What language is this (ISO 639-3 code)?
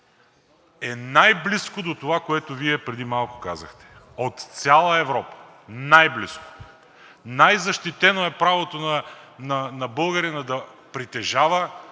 bul